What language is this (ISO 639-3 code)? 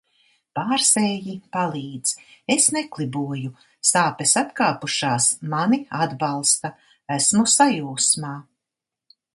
lav